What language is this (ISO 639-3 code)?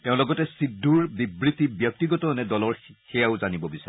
asm